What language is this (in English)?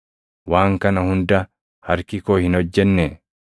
Oromo